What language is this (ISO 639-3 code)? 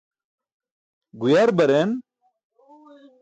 bsk